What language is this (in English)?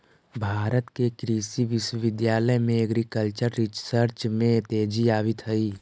Magahi